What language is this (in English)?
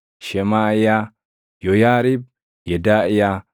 Oromo